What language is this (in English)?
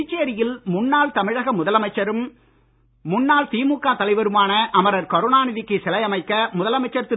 Tamil